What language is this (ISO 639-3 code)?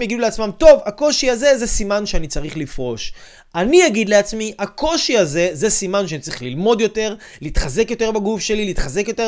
heb